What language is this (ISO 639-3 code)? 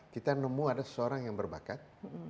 ind